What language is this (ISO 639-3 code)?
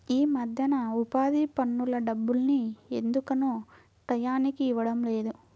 tel